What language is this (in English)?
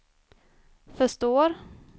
Swedish